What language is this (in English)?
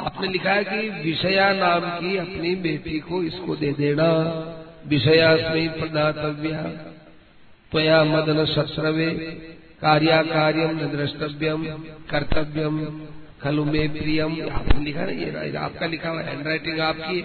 Hindi